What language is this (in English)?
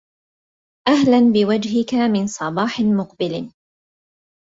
Arabic